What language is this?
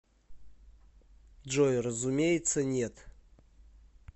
Russian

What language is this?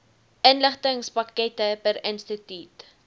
Afrikaans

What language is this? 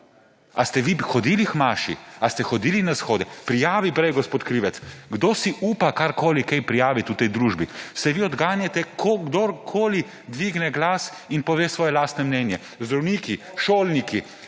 Slovenian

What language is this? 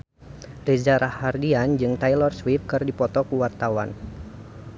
Sundanese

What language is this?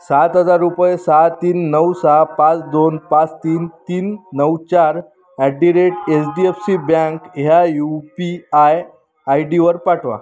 Marathi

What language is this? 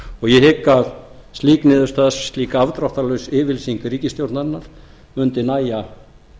Icelandic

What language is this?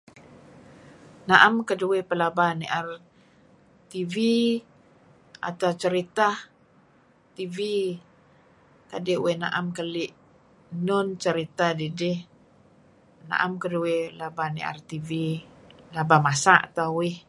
Kelabit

